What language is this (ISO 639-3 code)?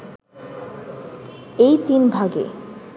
ben